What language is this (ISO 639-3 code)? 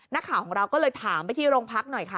tha